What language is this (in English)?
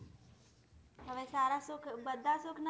Gujarati